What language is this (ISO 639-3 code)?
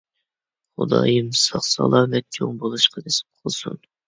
uig